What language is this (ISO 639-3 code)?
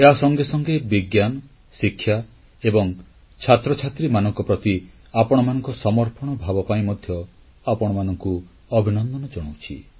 ori